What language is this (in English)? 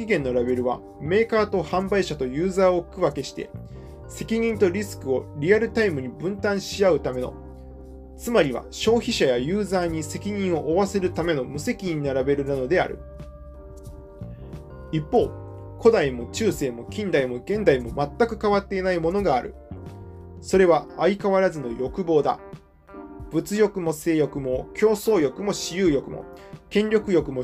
Japanese